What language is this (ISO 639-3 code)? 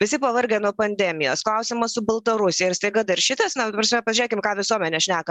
lit